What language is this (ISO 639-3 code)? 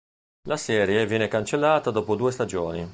ita